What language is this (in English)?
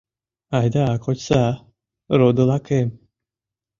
Mari